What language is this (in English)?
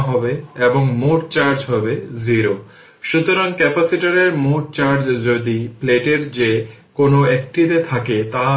Bangla